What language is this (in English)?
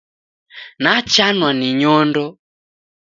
Taita